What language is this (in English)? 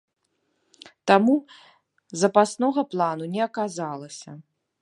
Belarusian